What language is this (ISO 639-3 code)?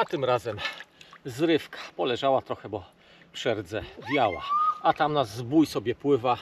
pol